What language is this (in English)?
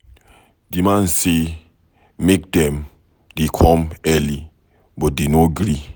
Nigerian Pidgin